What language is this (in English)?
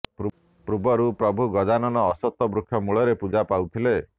Odia